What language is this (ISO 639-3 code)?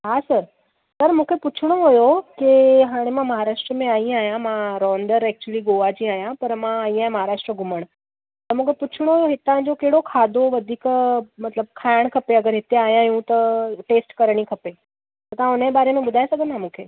snd